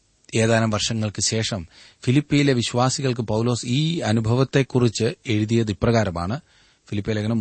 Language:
Malayalam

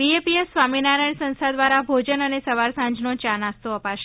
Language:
Gujarati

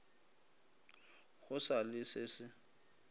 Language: Northern Sotho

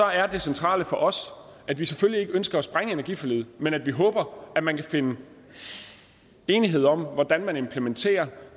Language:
Danish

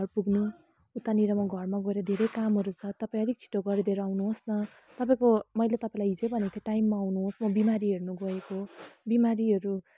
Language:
Nepali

